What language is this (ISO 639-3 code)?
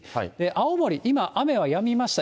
jpn